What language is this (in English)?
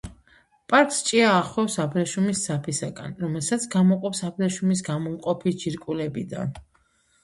Georgian